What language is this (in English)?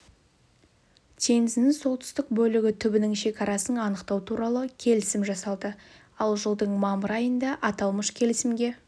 Kazakh